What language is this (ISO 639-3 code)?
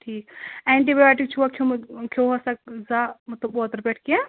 kas